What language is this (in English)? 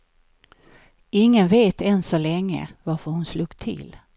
Swedish